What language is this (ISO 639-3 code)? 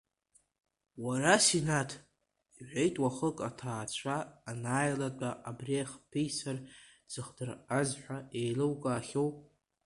abk